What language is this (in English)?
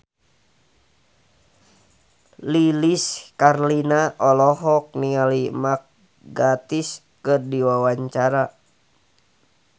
Sundanese